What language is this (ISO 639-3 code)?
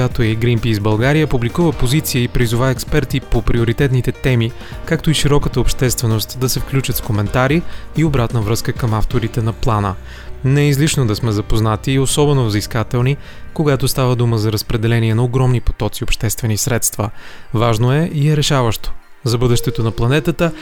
bul